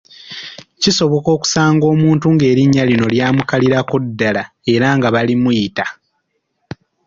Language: Ganda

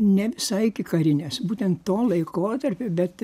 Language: Lithuanian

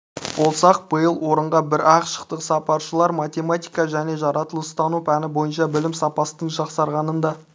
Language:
Kazakh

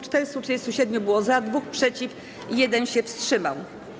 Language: Polish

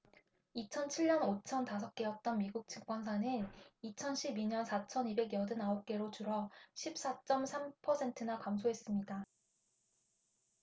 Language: Korean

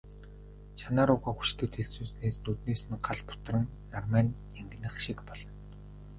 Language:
Mongolian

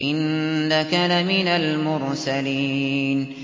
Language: Arabic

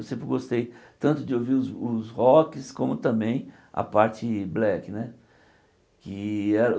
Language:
Portuguese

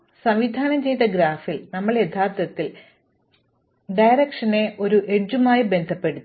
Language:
Malayalam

